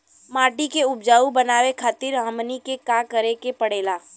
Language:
Bhojpuri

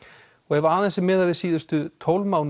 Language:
Icelandic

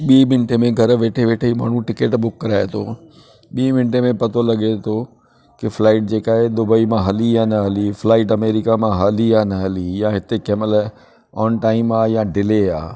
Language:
Sindhi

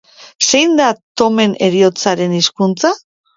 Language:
Basque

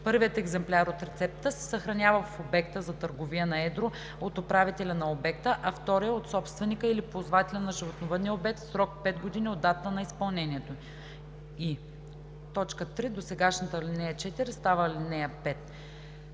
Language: Bulgarian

